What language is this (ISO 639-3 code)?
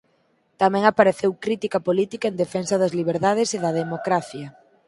glg